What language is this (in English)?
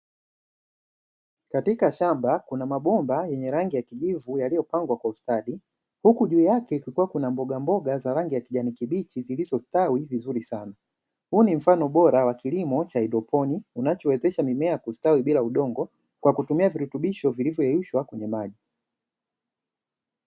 Swahili